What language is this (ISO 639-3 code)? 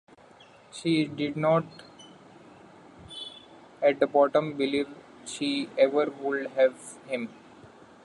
eng